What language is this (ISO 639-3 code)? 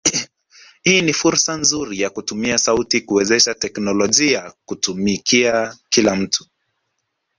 swa